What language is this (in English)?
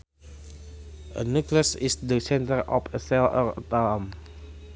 Sundanese